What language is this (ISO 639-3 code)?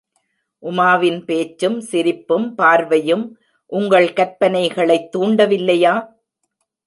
tam